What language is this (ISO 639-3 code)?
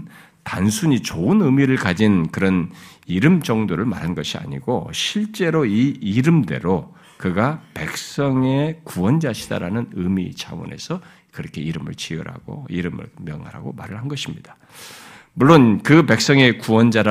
kor